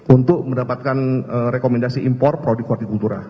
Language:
Indonesian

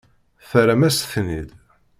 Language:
Kabyle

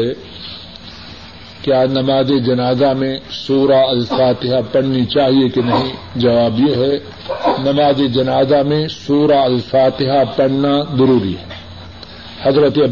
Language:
Urdu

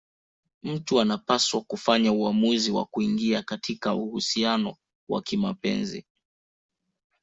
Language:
Swahili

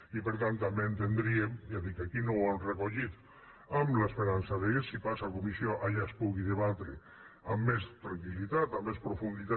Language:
Catalan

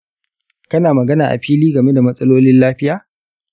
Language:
Hausa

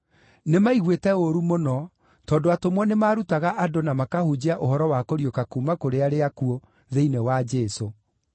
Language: Kikuyu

